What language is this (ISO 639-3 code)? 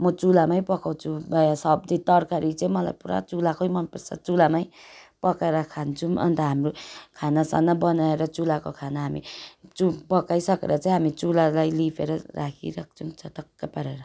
nep